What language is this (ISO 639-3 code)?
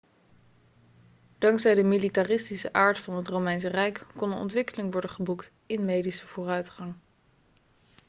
nld